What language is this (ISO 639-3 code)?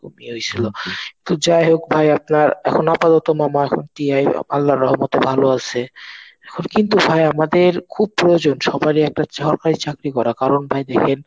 ben